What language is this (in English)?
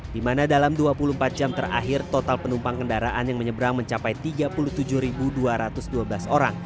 Indonesian